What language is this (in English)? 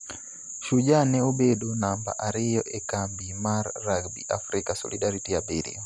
Luo (Kenya and Tanzania)